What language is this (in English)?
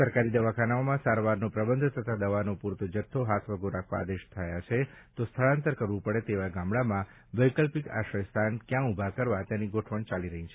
Gujarati